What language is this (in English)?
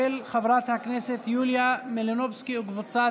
Hebrew